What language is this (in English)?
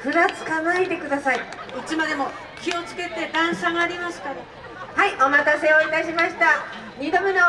Japanese